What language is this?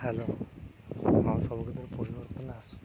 Odia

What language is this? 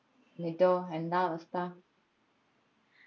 Malayalam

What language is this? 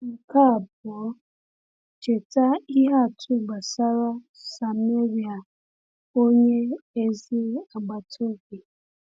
Igbo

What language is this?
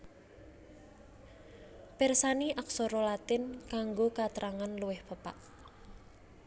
Javanese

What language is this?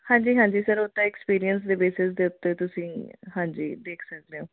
Punjabi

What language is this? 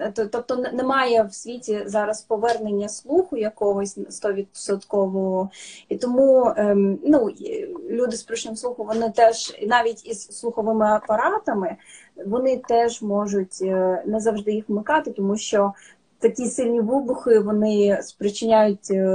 Ukrainian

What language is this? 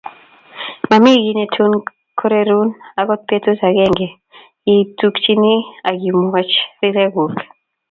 Kalenjin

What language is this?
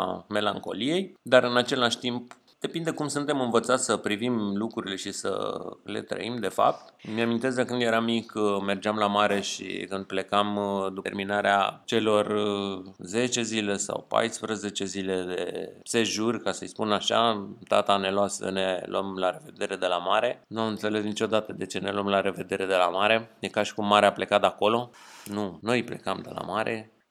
Romanian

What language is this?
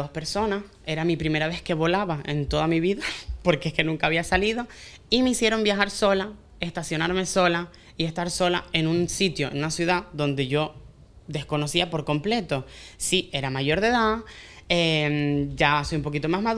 Spanish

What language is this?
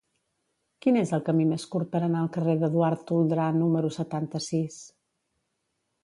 Catalan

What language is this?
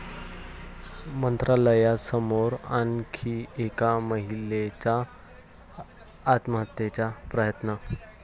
Marathi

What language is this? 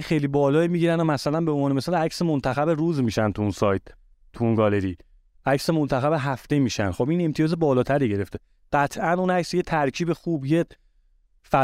Persian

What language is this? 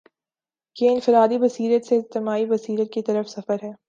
Urdu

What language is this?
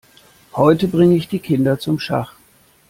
German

